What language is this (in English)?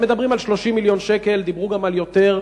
Hebrew